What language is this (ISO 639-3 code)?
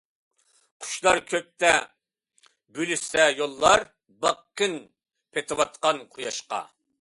uig